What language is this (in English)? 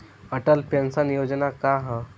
Bhojpuri